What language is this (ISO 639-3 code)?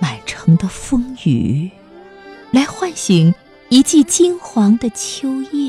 zho